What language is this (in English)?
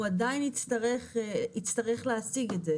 Hebrew